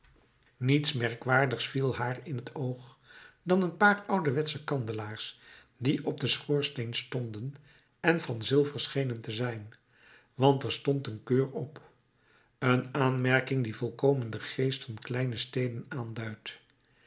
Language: Dutch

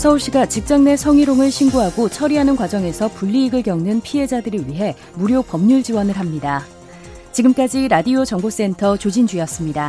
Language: Korean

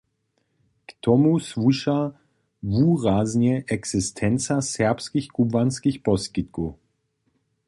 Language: Upper Sorbian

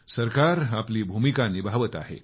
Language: Marathi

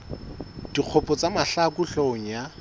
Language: Southern Sotho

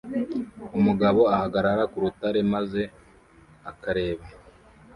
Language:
Kinyarwanda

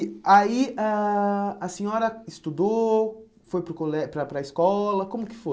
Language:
Portuguese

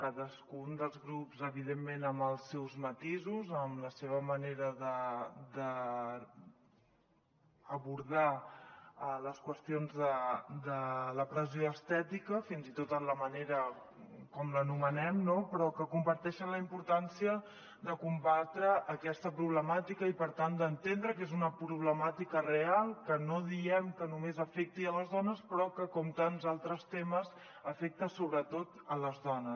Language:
Catalan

